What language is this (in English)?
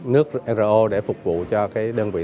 Vietnamese